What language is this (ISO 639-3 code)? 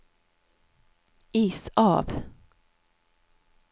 nor